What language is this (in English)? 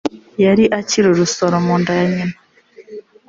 Kinyarwanda